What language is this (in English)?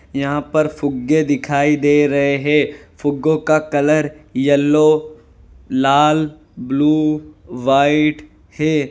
Hindi